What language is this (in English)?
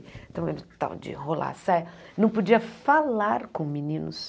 Portuguese